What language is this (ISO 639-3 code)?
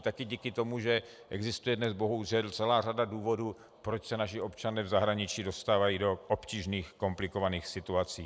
ces